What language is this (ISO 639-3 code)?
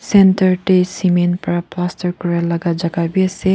nag